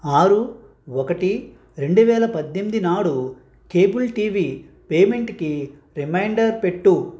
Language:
Telugu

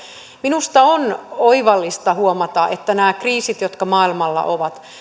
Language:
Finnish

